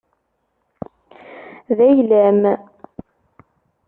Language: Kabyle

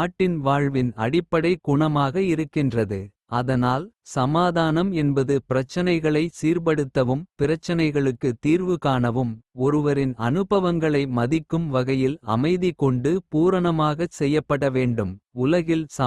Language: Kota (India)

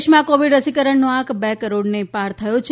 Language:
Gujarati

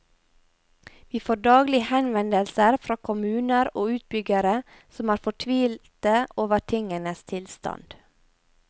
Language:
Norwegian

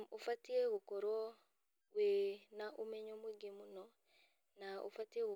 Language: Kikuyu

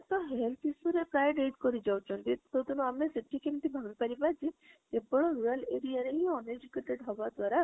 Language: Odia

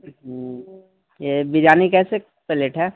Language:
Urdu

